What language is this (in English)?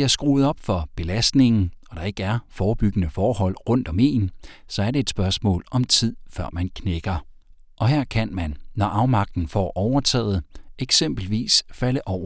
Danish